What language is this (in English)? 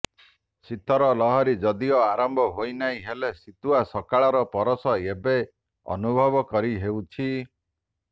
Odia